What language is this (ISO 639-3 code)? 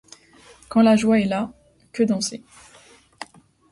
fra